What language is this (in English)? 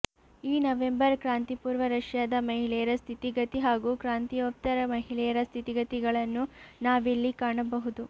Kannada